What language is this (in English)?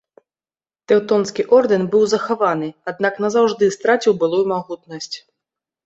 Belarusian